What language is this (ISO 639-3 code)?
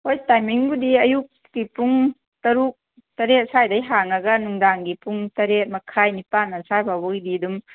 mni